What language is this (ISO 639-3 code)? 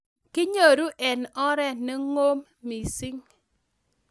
kln